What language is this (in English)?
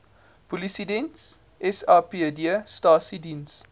Afrikaans